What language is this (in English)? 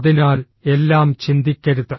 Malayalam